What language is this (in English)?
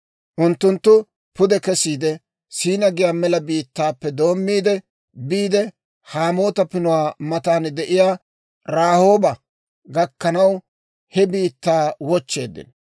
Dawro